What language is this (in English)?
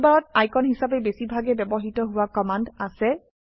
Assamese